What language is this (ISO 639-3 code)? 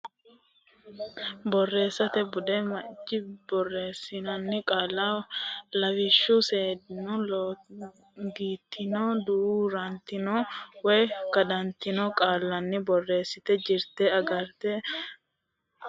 sid